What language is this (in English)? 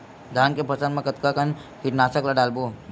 Chhattisgarhi